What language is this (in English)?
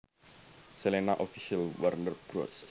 Javanese